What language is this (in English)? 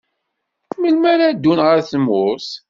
Kabyle